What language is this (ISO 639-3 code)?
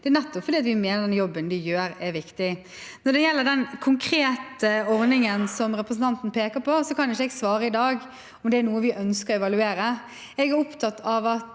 nor